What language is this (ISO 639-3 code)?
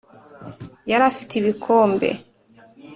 kin